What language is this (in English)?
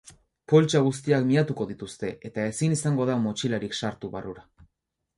Basque